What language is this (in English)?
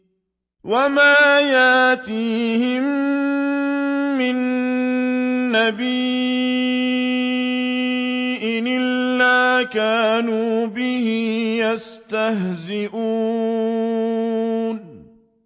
Arabic